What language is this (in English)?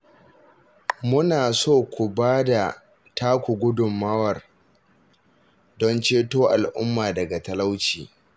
Hausa